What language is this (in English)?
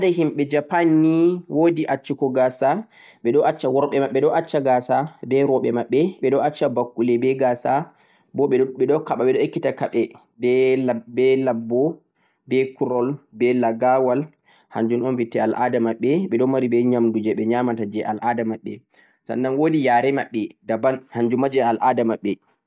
Central-Eastern Niger Fulfulde